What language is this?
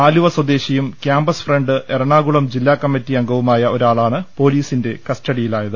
Malayalam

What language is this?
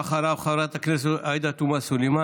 Hebrew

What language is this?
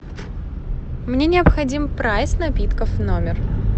Russian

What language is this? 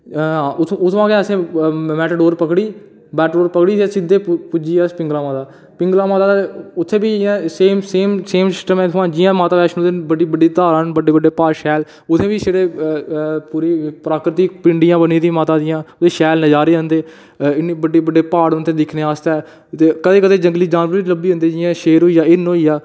Dogri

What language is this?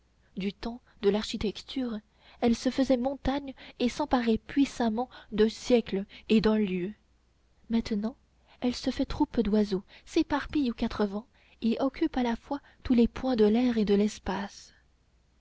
French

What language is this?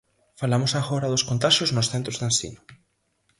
Galician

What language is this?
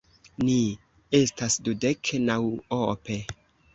Esperanto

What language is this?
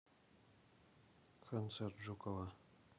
Russian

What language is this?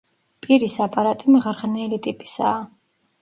Georgian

